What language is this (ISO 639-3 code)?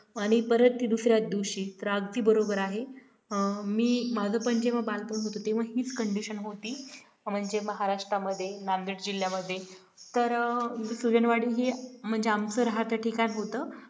mar